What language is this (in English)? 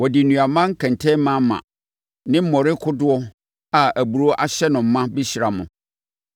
Akan